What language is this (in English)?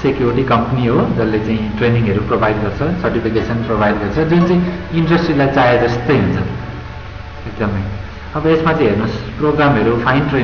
Indonesian